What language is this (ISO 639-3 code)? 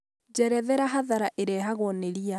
kik